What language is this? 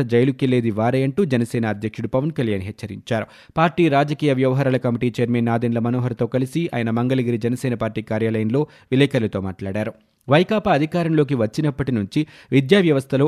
Telugu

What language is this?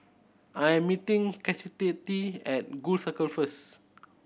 English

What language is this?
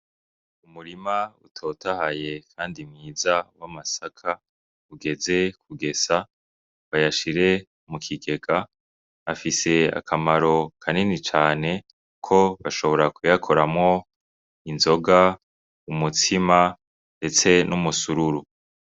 Rundi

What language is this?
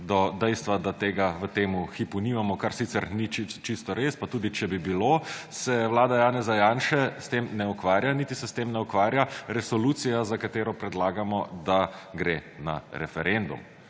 Slovenian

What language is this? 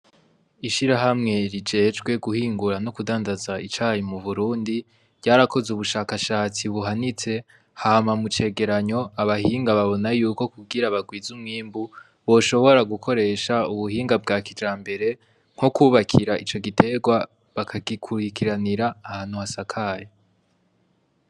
Rundi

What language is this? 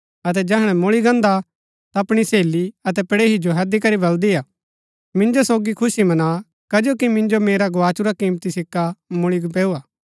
Gaddi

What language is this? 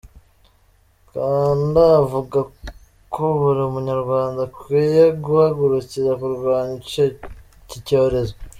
Kinyarwanda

